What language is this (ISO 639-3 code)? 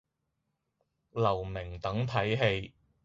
yue